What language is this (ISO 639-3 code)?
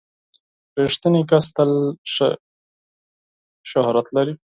pus